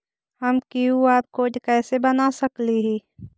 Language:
Magahi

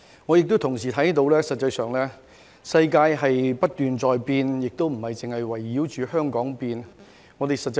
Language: Cantonese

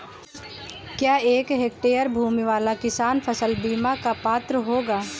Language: Hindi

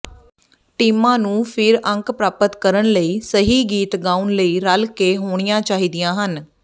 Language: Punjabi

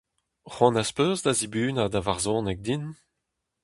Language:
Breton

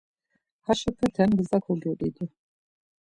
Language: Laz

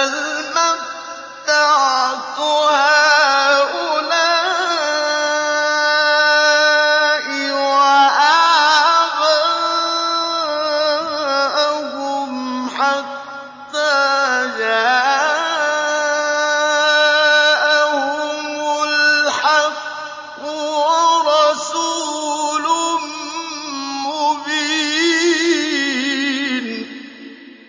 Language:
Arabic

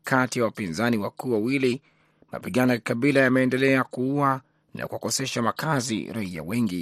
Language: Swahili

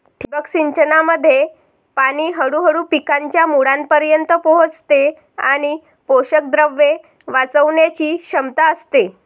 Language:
Marathi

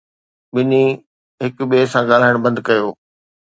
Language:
Sindhi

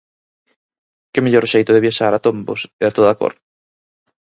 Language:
Galician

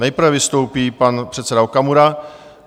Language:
Czech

